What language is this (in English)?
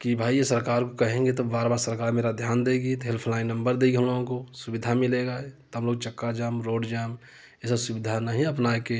Hindi